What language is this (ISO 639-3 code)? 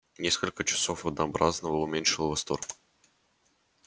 rus